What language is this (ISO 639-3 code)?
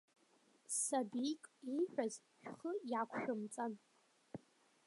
abk